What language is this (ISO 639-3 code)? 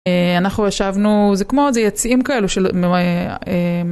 heb